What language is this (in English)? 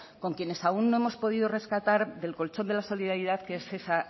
Spanish